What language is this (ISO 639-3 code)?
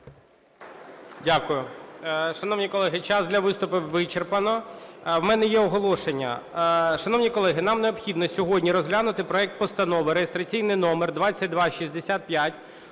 ukr